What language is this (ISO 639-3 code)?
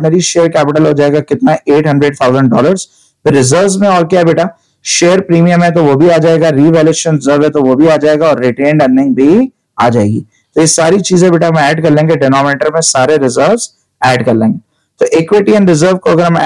hin